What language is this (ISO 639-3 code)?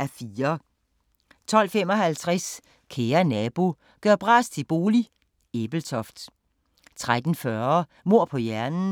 dan